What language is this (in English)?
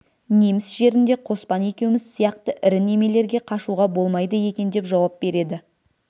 Kazakh